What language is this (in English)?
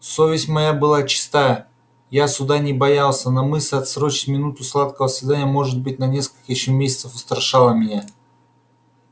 Russian